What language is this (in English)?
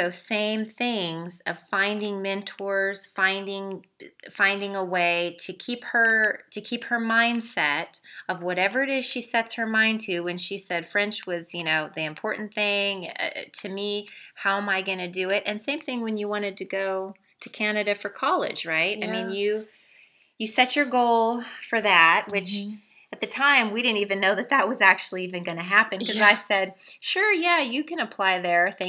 English